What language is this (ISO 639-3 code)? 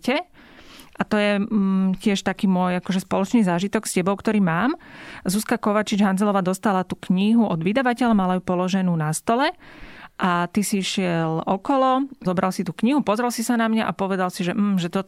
slk